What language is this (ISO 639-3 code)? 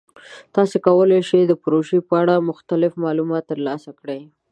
pus